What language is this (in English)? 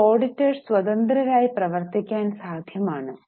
Malayalam